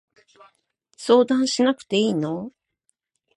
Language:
Japanese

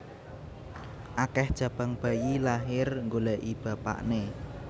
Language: Javanese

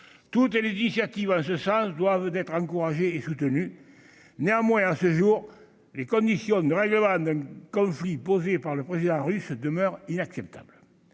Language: French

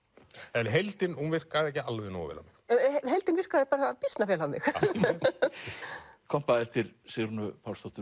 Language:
Icelandic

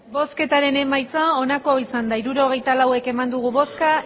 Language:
Basque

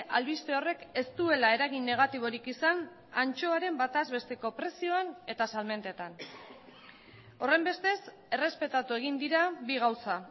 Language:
Basque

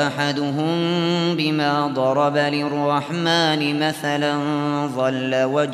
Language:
Arabic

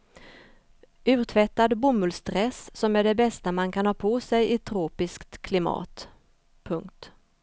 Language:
Swedish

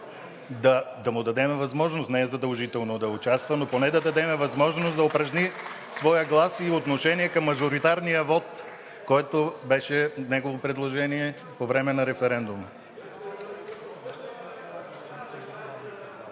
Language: Bulgarian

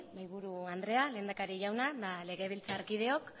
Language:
Basque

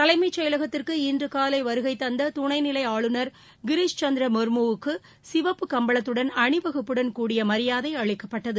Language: Tamil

